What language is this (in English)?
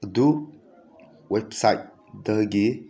Manipuri